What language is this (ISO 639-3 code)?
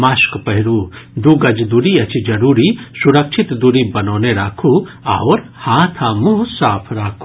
mai